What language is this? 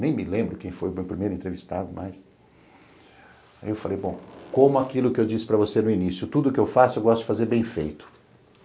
Portuguese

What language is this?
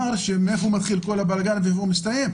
Hebrew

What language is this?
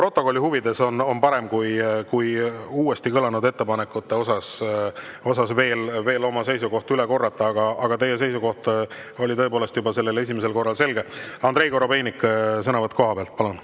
Estonian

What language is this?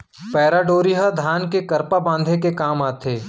Chhattisgarhi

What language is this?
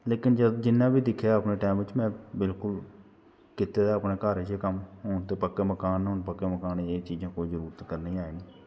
Dogri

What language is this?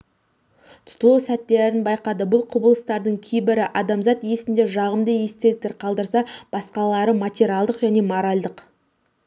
Kazakh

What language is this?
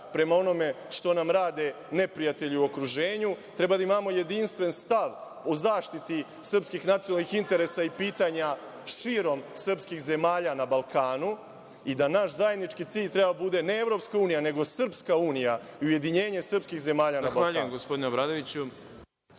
Serbian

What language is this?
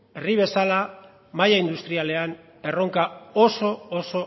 Basque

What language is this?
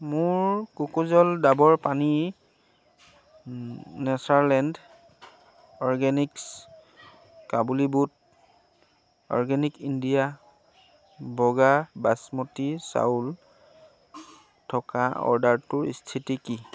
Assamese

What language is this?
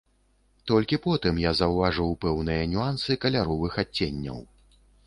Belarusian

